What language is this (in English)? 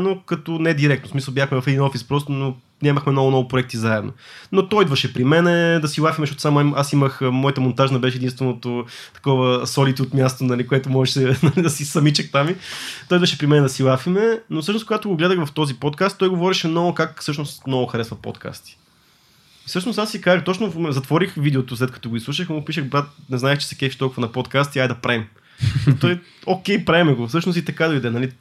Bulgarian